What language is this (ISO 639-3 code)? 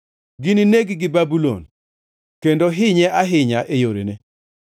luo